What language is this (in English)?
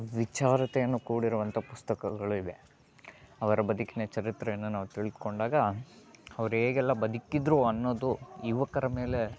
Kannada